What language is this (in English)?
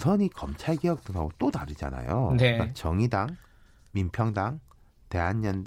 Korean